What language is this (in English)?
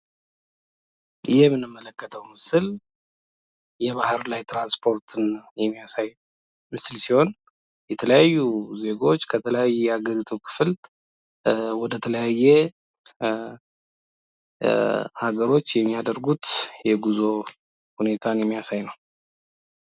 Amharic